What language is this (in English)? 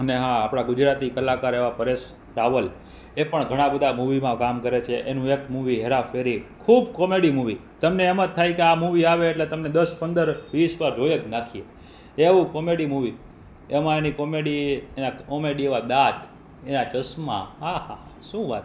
Gujarati